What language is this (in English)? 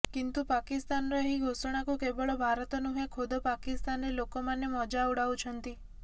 Odia